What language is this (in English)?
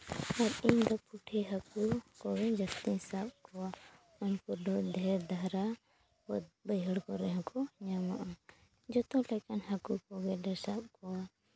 Santali